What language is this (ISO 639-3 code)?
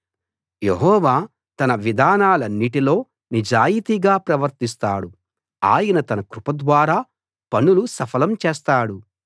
tel